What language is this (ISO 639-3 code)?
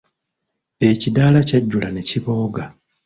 lug